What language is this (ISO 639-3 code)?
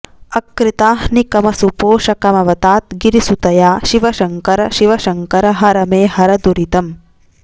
san